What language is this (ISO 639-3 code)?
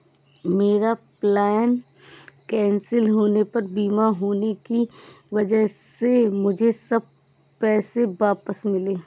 hin